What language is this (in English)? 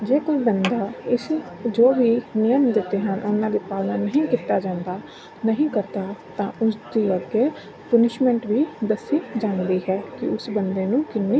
Punjabi